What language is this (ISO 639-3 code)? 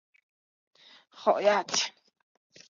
zho